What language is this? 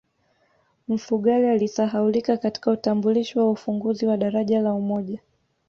Swahili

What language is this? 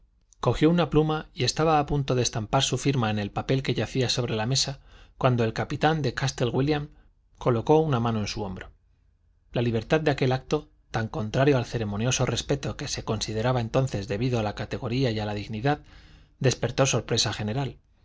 Spanish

